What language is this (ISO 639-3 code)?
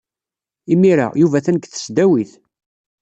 kab